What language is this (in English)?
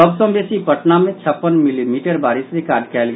Maithili